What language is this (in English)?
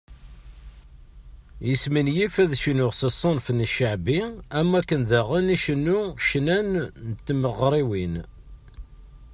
Kabyle